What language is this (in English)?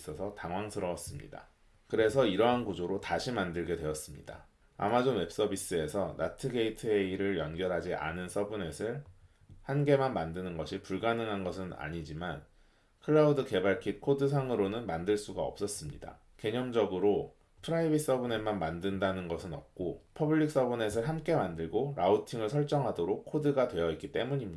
Korean